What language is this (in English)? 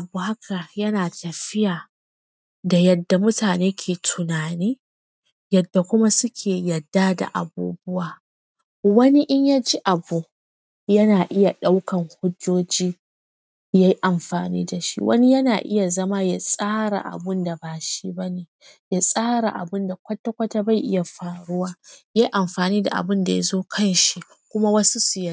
Hausa